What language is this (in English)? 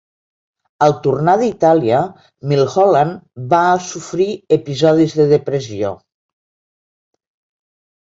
Catalan